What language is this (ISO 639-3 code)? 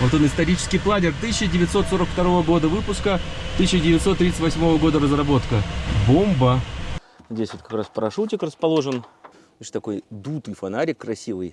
rus